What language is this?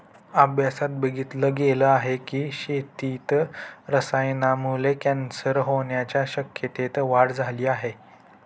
Marathi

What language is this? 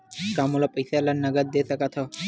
Chhattisgarhi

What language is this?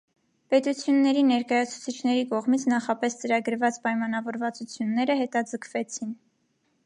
Armenian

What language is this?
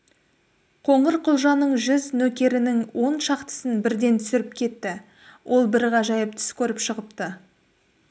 Kazakh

